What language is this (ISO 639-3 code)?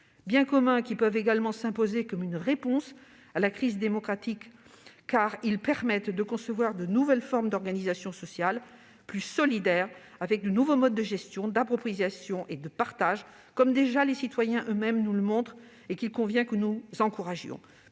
fra